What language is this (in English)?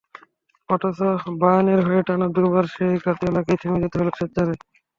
Bangla